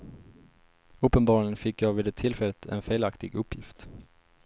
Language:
Swedish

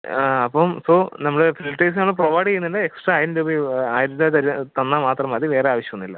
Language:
Malayalam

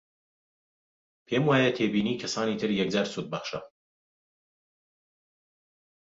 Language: Central Kurdish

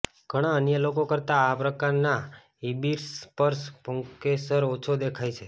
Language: Gujarati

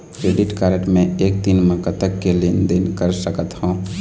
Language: Chhattisgarhi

